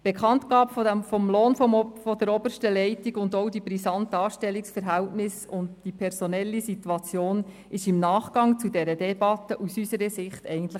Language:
Swiss German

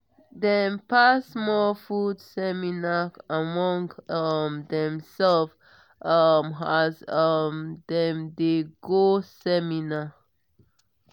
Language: Nigerian Pidgin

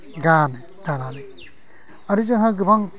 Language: Bodo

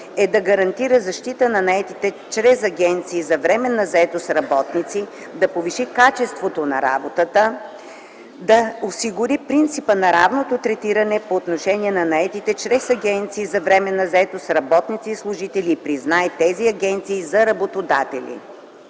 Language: Bulgarian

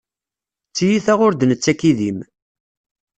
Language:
Kabyle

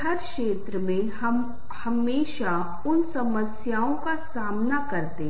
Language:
Hindi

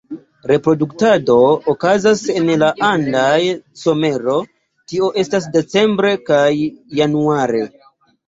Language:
Esperanto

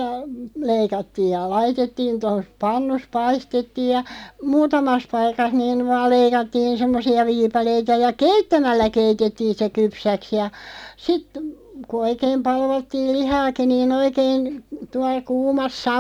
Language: Finnish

